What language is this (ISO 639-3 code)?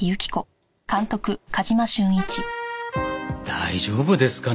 jpn